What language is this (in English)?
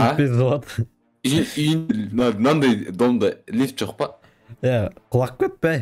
Turkish